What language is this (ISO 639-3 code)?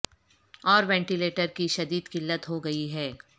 urd